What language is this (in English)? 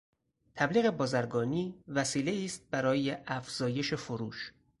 Persian